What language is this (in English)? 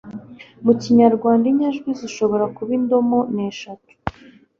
Kinyarwanda